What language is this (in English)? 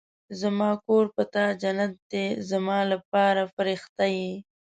Pashto